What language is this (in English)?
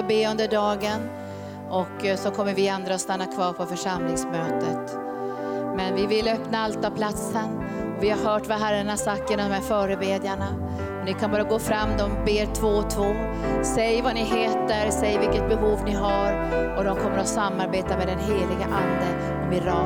Swedish